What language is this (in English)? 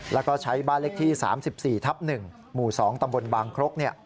Thai